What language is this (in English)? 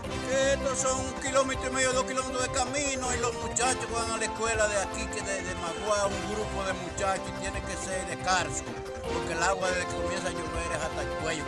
Spanish